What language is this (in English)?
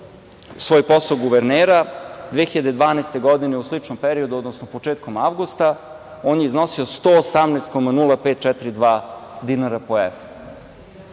Serbian